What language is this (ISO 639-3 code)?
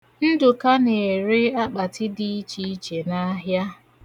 ibo